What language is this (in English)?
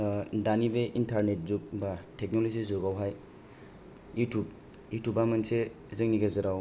Bodo